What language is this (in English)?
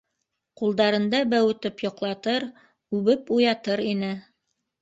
Bashkir